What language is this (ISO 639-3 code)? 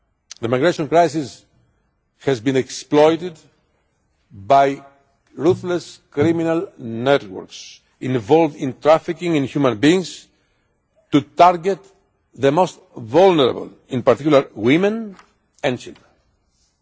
eng